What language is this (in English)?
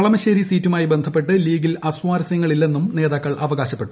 Malayalam